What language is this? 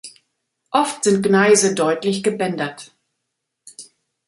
German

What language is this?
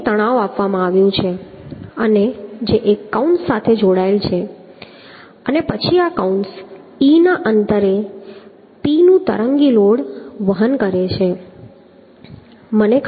Gujarati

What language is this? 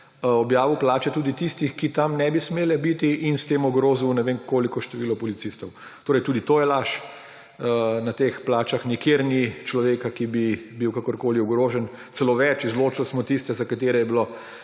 Slovenian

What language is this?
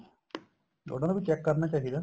Punjabi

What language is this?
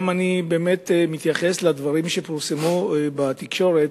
Hebrew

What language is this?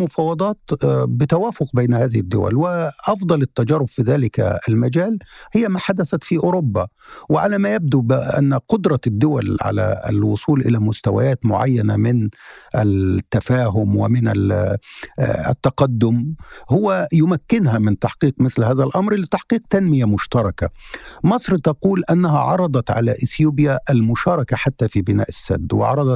Arabic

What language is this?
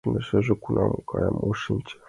Mari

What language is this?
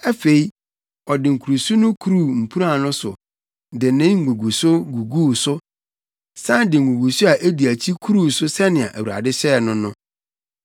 Akan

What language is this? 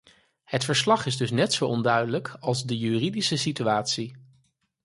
Dutch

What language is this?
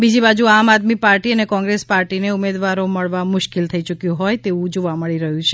Gujarati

